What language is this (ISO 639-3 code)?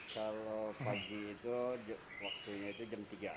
ind